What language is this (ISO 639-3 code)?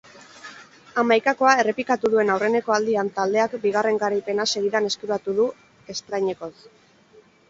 eus